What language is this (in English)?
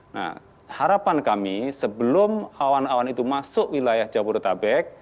Indonesian